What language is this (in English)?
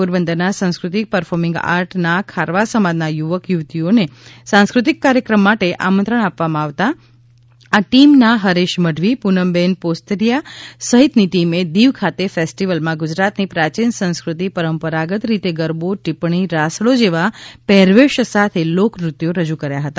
Gujarati